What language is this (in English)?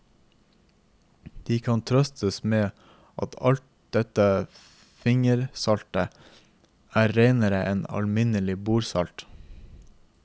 Norwegian